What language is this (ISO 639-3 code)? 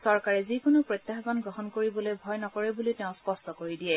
asm